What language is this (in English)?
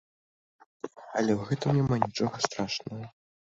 Belarusian